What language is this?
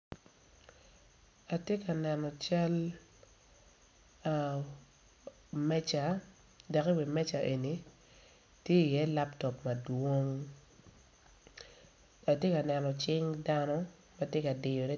Acoli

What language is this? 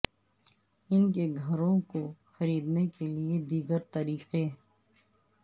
Urdu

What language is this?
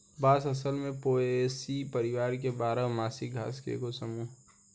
Bhojpuri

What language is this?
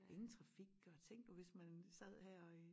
Danish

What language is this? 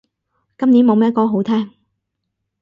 Cantonese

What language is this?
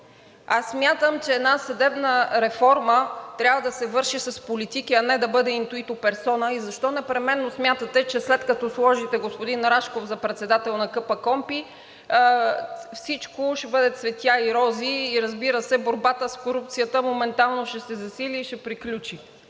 Bulgarian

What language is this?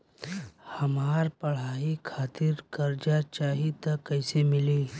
Bhojpuri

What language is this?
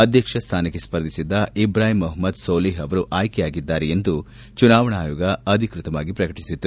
Kannada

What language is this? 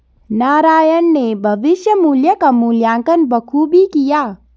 Hindi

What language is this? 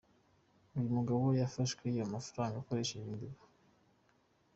Kinyarwanda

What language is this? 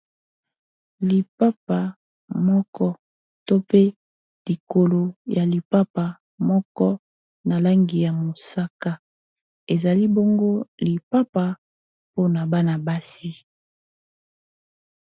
Lingala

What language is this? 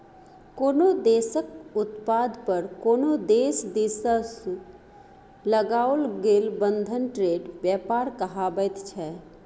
Maithili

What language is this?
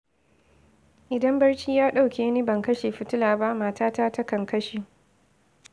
Hausa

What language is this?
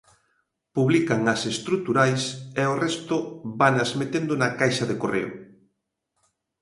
Galician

